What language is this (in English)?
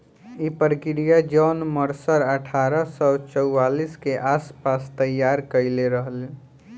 Bhojpuri